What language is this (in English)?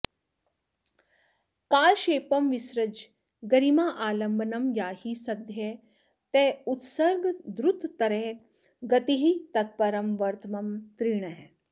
Sanskrit